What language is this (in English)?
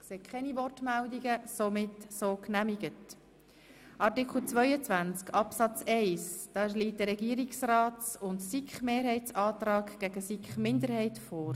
Swiss German